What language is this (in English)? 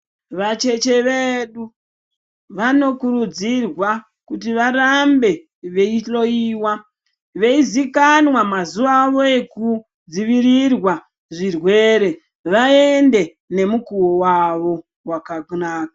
Ndau